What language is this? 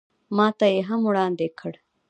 Pashto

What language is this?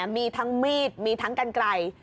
Thai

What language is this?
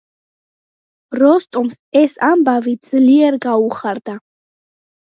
Georgian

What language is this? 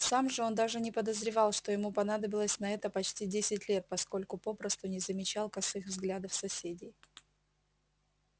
Russian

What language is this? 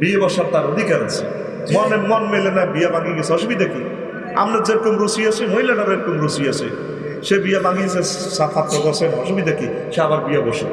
Indonesian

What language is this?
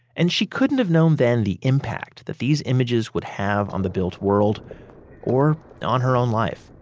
English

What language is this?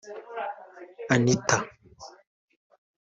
Kinyarwanda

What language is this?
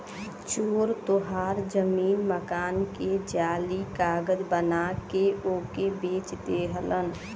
Bhojpuri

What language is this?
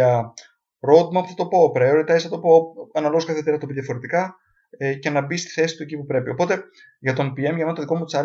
Greek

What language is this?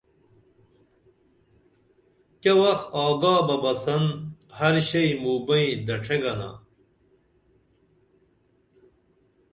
Dameli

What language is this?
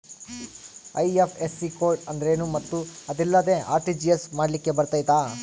Kannada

